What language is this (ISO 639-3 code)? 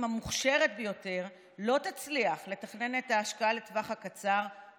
heb